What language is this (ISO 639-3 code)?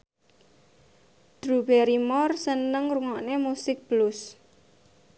jav